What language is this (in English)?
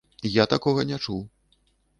Belarusian